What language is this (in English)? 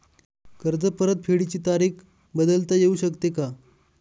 Marathi